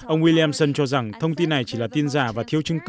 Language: Vietnamese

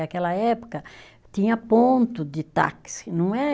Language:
Portuguese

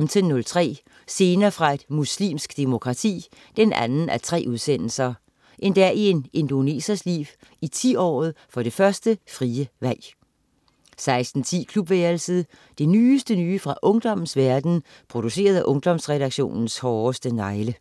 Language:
Danish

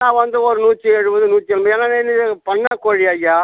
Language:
Tamil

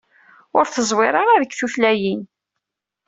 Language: Kabyle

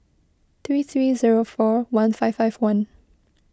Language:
English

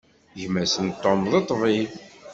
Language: Kabyle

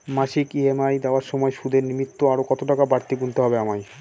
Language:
Bangla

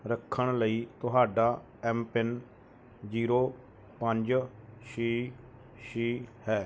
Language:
Punjabi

